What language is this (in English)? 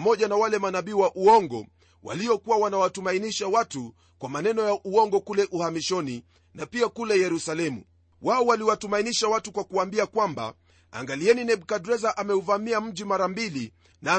Swahili